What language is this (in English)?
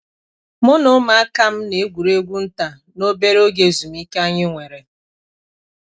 Igbo